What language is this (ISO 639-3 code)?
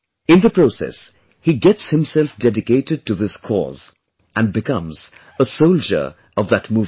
eng